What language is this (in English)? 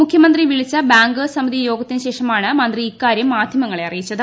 Malayalam